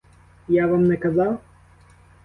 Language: Ukrainian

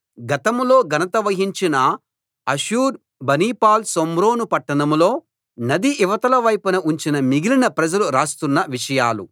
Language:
Telugu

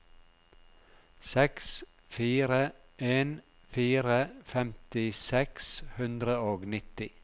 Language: Norwegian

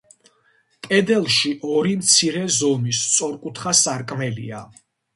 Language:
Georgian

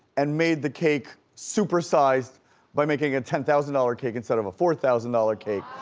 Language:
English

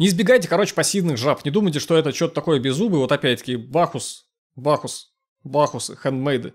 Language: Russian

